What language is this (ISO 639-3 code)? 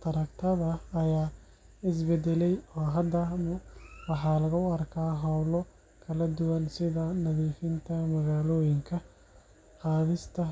som